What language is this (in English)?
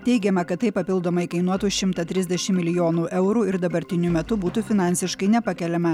Lithuanian